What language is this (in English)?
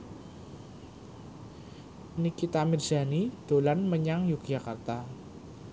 Javanese